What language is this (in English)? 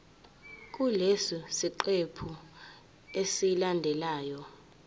Zulu